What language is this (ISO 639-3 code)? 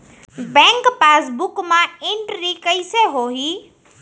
hne